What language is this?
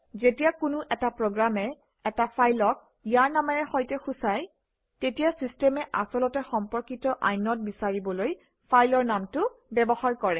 Assamese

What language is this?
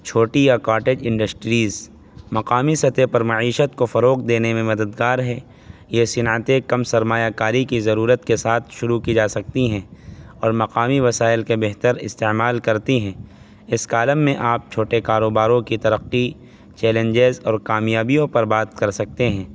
Urdu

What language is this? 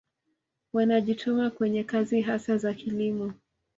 Swahili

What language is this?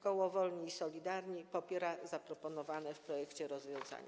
Polish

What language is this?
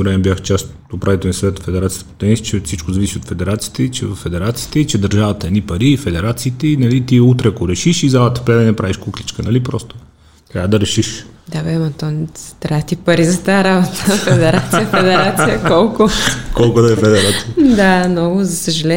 Bulgarian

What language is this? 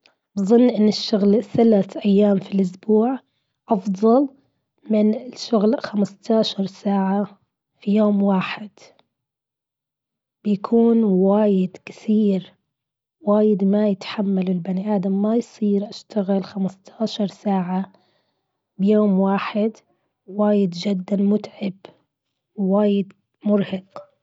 Gulf Arabic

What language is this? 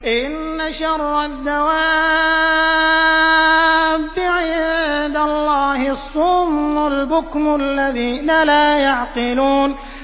Arabic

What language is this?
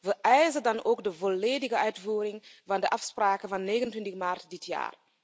Dutch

